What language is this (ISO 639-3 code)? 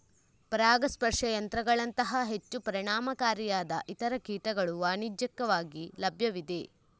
kan